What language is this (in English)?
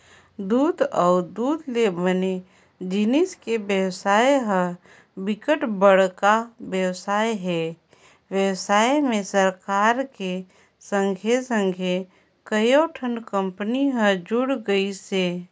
Chhattisgarhi